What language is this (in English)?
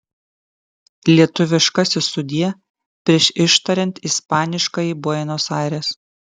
Lithuanian